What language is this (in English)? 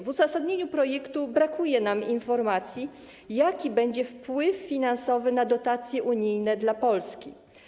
Polish